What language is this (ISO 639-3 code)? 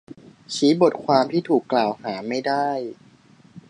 tha